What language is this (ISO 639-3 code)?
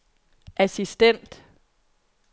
dan